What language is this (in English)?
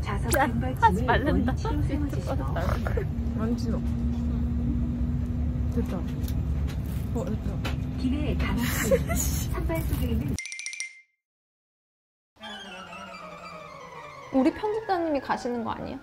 Korean